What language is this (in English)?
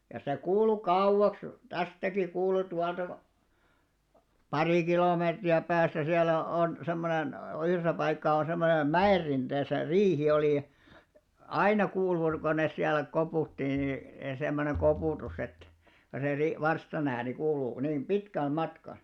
Finnish